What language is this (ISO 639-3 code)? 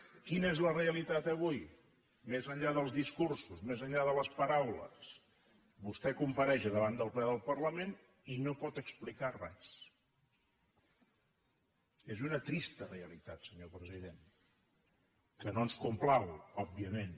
cat